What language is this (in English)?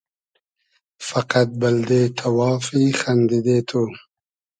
Hazaragi